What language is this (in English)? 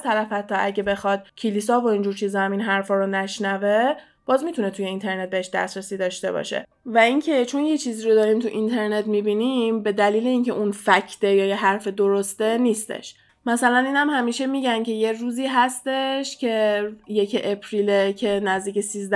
Persian